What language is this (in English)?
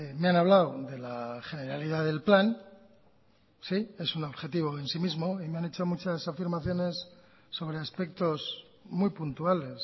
Spanish